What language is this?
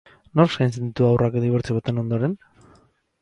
Basque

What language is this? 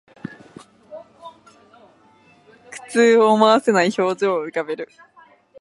Japanese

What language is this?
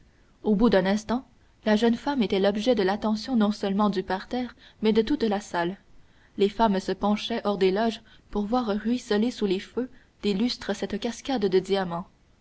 French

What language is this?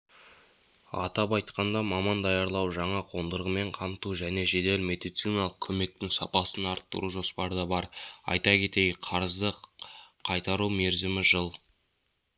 Kazakh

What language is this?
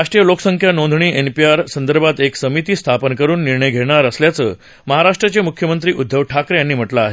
Marathi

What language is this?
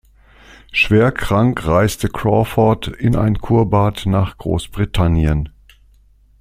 German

